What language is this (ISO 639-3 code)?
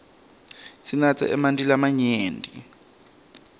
ssw